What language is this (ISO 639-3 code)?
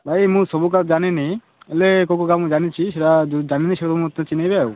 ori